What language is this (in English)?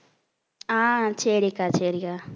Tamil